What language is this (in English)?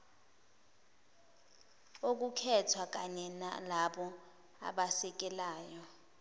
Zulu